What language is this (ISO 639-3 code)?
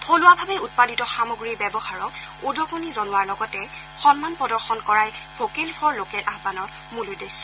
asm